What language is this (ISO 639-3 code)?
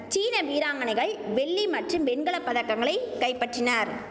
tam